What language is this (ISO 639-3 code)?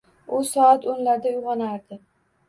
uzb